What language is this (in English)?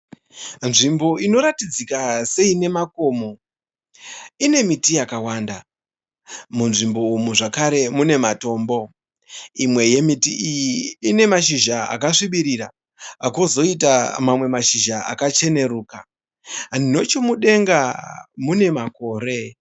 Shona